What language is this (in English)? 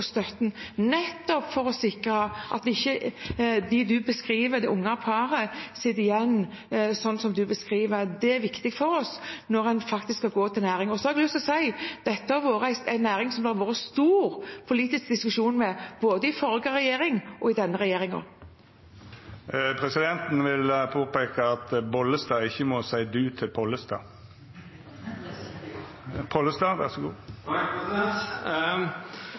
Norwegian